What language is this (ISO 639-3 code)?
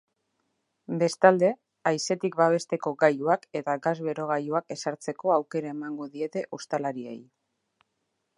eus